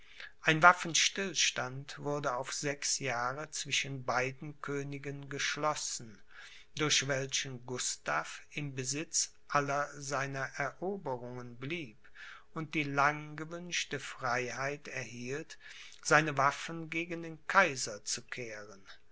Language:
German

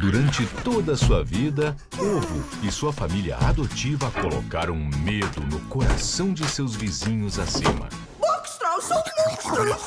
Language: Portuguese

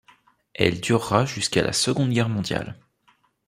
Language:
French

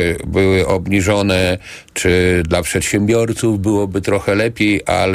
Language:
Polish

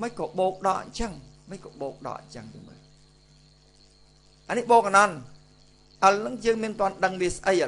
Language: Vietnamese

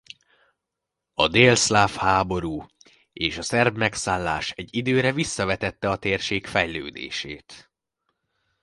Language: Hungarian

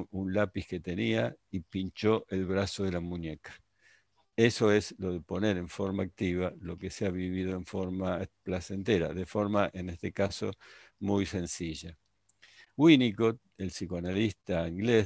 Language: Spanish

